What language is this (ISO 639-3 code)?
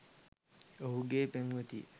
sin